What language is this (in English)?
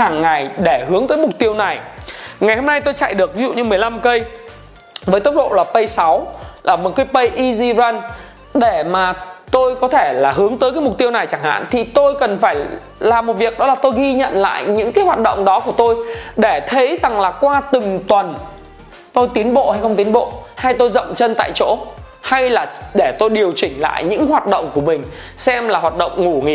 Vietnamese